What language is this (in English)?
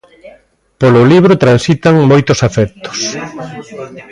Galician